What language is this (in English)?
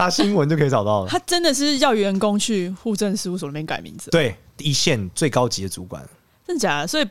Chinese